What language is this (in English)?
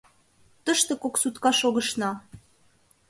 Mari